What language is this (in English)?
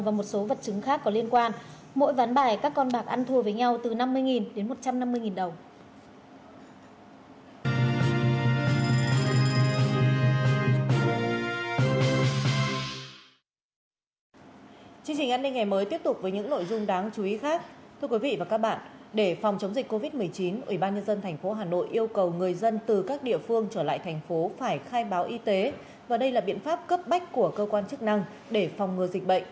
Vietnamese